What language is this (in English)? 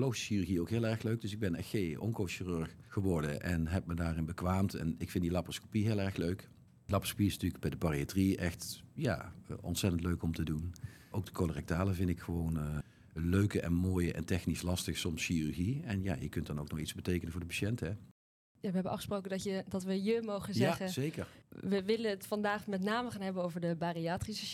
Dutch